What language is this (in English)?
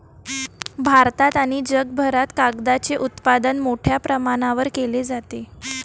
Marathi